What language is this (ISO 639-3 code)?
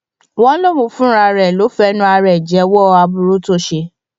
yor